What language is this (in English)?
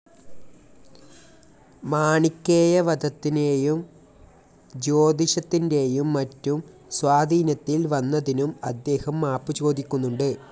Malayalam